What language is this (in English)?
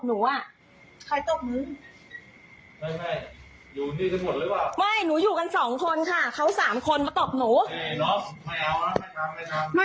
Thai